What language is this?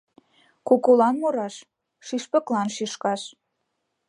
Mari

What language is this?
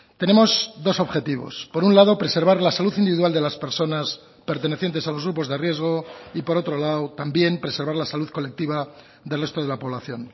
Spanish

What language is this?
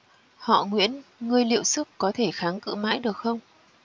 Vietnamese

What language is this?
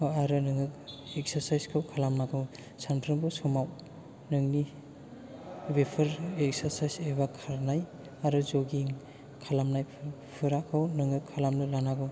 Bodo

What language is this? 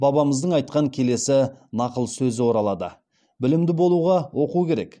Kazakh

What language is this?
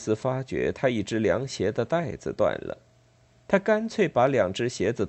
Chinese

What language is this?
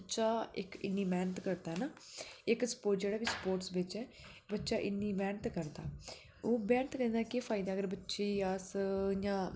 Dogri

